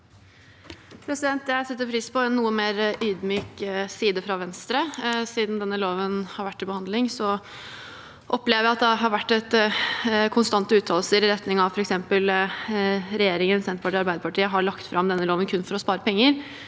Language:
Norwegian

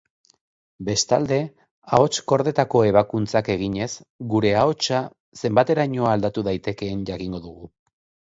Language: Basque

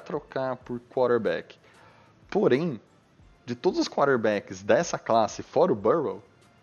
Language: Portuguese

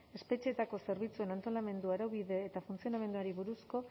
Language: Basque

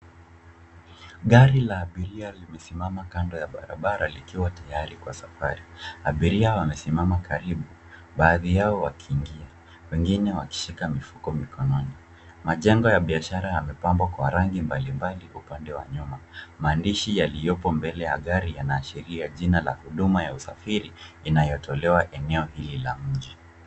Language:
Swahili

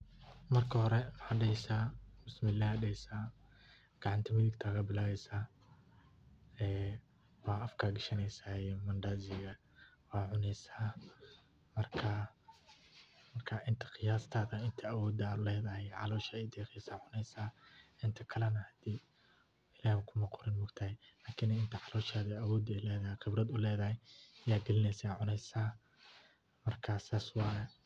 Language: Somali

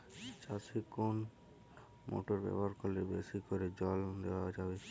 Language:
Bangla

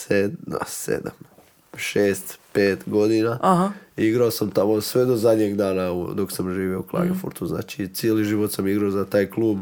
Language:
Croatian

